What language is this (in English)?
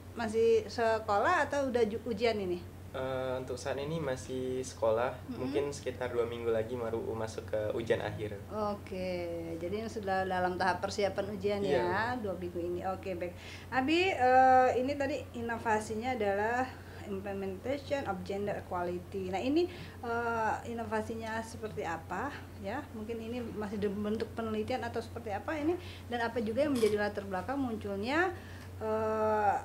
Indonesian